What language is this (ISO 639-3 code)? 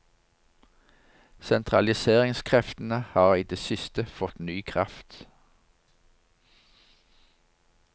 nor